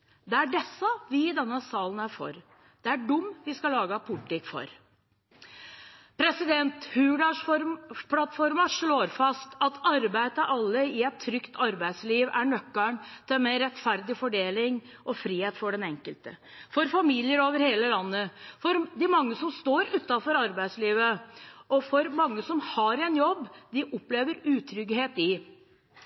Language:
Norwegian Bokmål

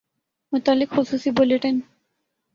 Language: Urdu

